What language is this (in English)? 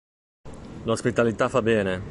Italian